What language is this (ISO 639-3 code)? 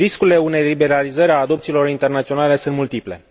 ron